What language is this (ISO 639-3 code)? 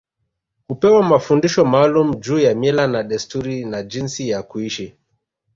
swa